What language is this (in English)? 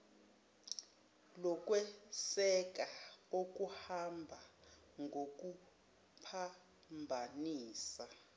Zulu